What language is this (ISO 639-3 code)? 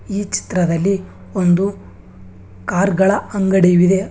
kan